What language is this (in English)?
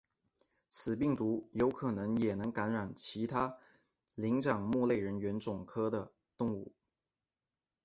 Chinese